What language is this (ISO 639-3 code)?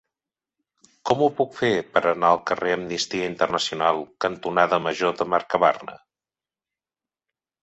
cat